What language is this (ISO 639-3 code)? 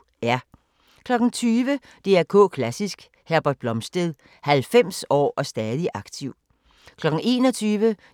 dan